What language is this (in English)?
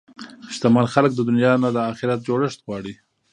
Pashto